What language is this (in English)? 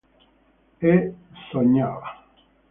Italian